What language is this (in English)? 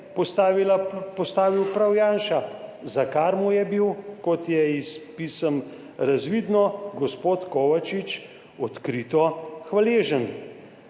Slovenian